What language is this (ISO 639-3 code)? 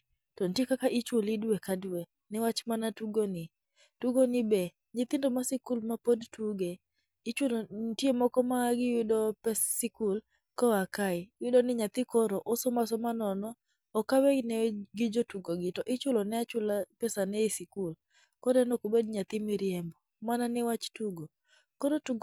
luo